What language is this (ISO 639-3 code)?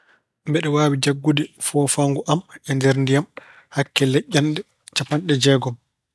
ful